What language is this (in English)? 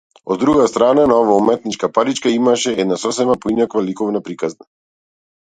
Macedonian